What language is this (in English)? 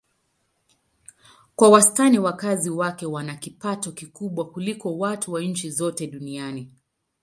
Swahili